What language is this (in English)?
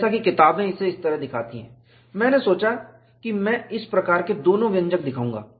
Hindi